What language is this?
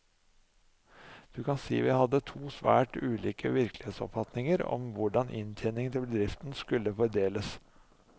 Norwegian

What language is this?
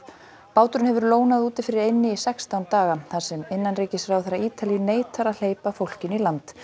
Icelandic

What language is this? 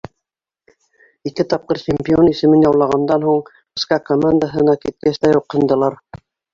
Bashkir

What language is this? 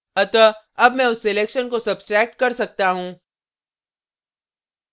Hindi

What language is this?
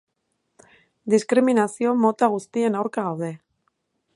Basque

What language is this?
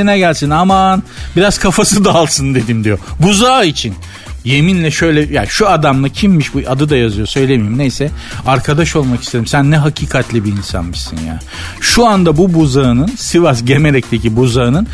Turkish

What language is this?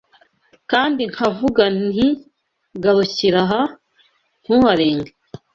Kinyarwanda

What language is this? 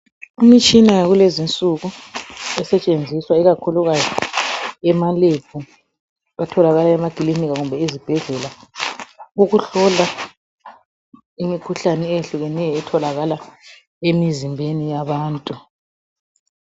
North Ndebele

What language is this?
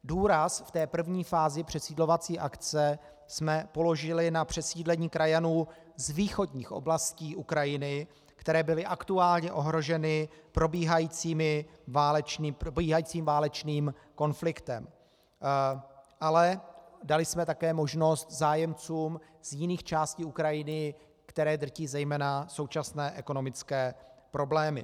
Czech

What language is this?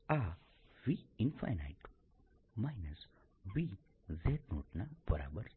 Gujarati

